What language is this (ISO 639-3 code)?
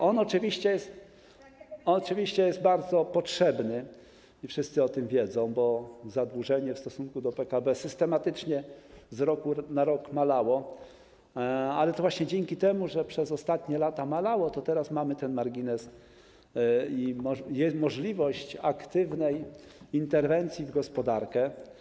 pol